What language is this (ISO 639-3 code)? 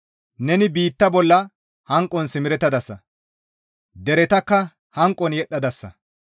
gmv